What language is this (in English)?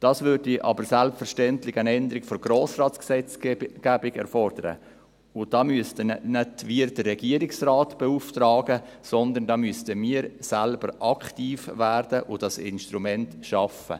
Swiss German